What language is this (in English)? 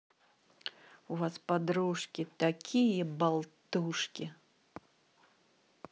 Russian